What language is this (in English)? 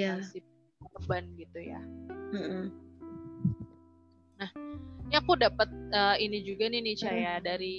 Indonesian